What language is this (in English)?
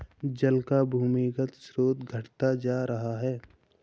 Hindi